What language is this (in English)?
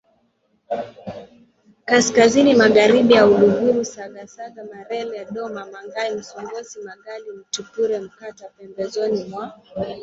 Swahili